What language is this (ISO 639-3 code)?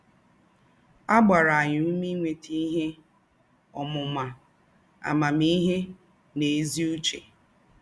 ibo